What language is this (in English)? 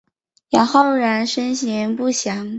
Chinese